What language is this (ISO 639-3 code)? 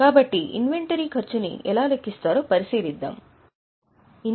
tel